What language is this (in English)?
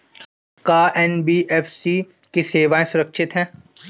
Bhojpuri